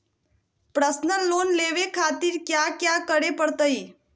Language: Magahi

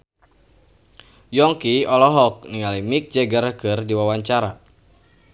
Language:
Sundanese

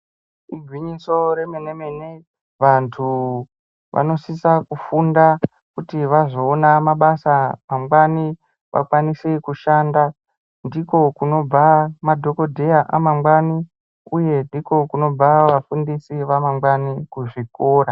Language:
Ndau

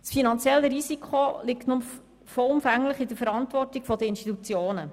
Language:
Swiss German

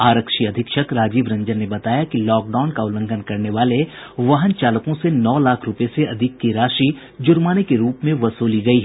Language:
Hindi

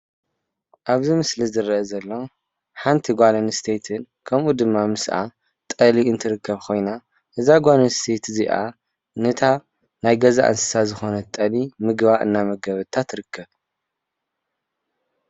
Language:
Tigrinya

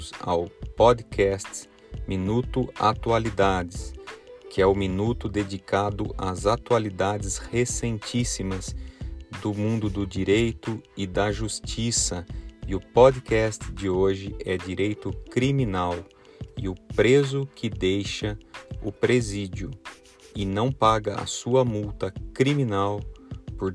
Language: Portuguese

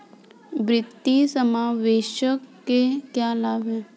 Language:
Hindi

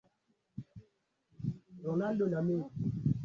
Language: Swahili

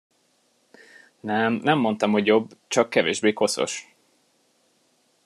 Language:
Hungarian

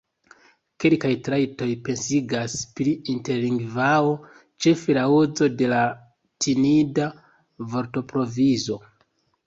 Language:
Esperanto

